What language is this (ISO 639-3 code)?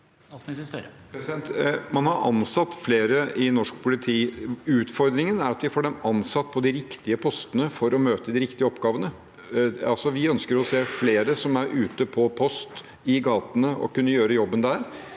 nor